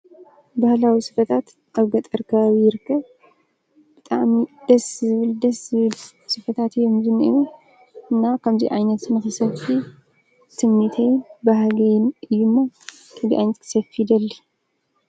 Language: Tigrinya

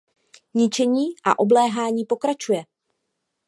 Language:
Czech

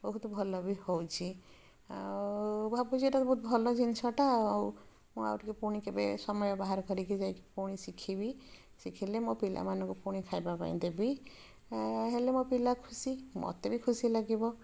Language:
Odia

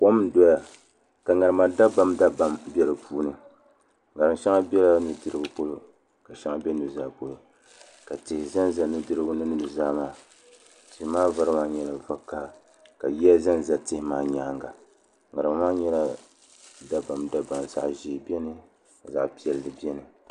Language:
Dagbani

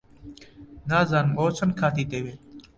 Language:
Central Kurdish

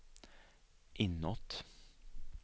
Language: Swedish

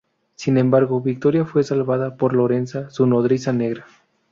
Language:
Spanish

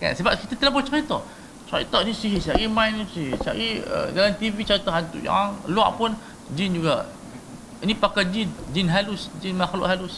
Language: Malay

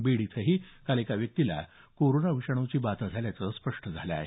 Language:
Marathi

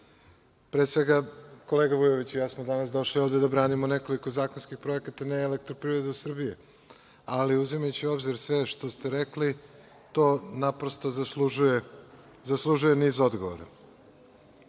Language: Serbian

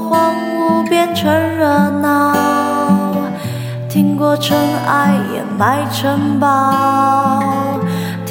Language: Chinese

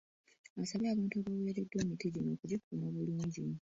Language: Ganda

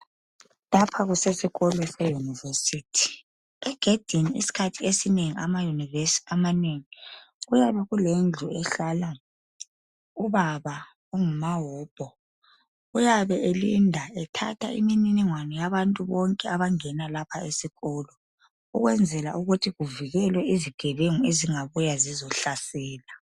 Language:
North Ndebele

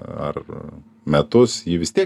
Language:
Lithuanian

